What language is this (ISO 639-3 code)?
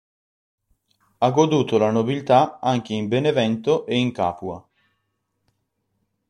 ita